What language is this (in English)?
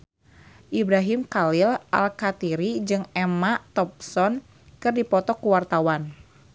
Sundanese